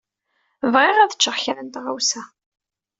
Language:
Kabyle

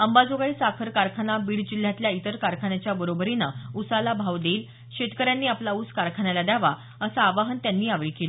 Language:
Marathi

